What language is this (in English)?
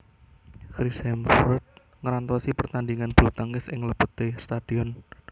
Javanese